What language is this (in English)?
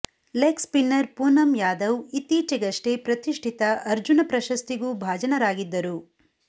Kannada